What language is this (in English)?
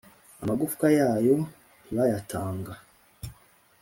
Kinyarwanda